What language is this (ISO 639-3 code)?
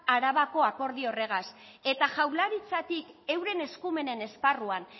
eus